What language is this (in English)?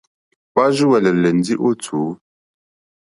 Mokpwe